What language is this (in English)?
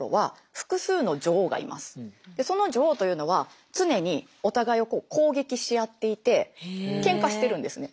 Japanese